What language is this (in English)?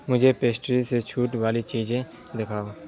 Urdu